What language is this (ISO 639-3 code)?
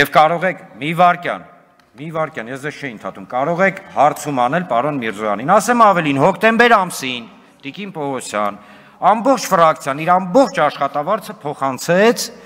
ron